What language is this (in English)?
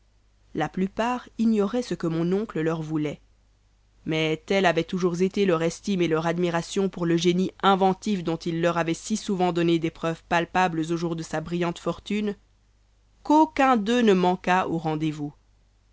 French